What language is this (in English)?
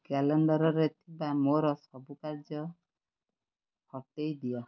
Odia